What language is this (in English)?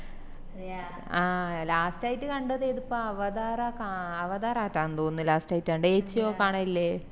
Malayalam